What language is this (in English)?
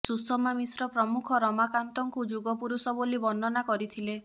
Odia